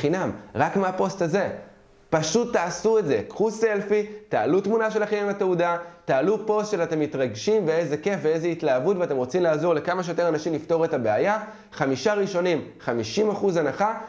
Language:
Hebrew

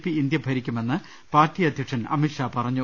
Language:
Malayalam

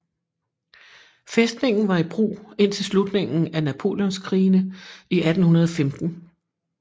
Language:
Danish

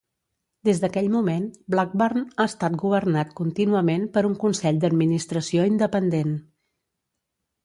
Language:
Catalan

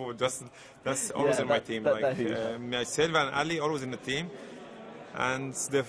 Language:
Arabic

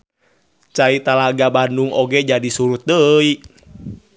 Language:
Sundanese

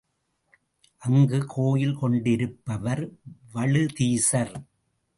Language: Tamil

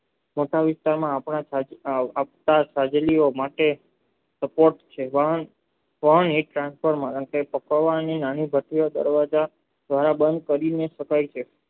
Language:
Gujarati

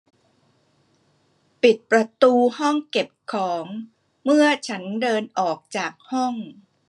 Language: Thai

